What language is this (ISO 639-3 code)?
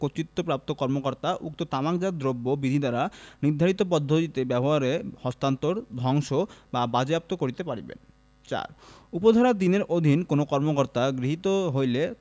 ben